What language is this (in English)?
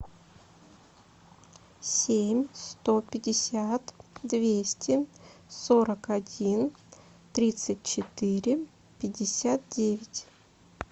Russian